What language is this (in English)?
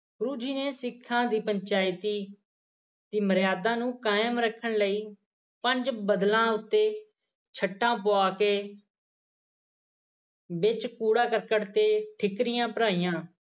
Punjabi